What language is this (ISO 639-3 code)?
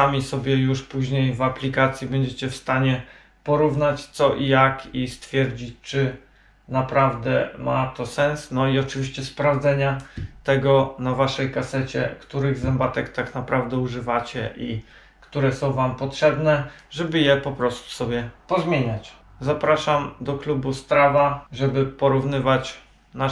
pol